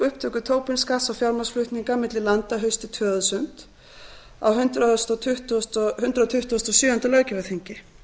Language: Icelandic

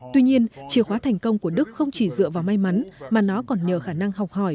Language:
Vietnamese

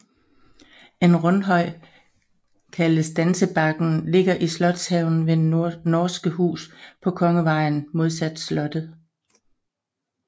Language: Danish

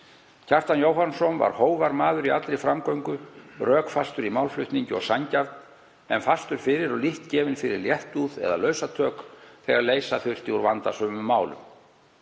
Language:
Icelandic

